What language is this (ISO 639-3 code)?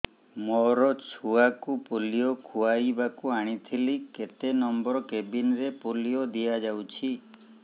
ori